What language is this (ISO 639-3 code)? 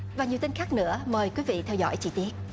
vie